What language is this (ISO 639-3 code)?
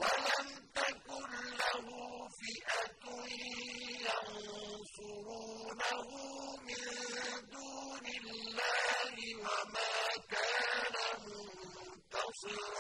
ara